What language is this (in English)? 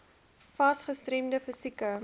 Afrikaans